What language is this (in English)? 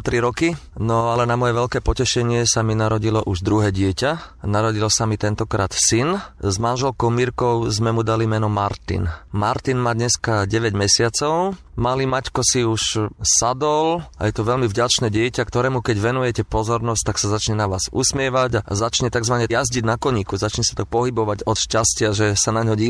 Slovak